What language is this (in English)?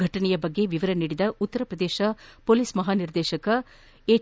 Kannada